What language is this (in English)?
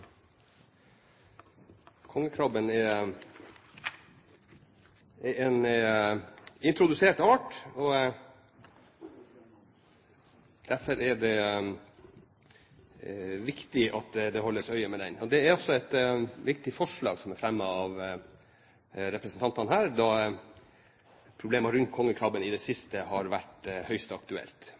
Norwegian Bokmål